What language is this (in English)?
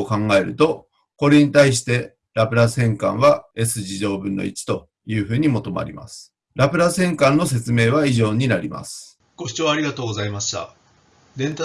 Japanese